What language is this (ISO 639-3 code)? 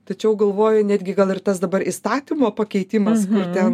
lit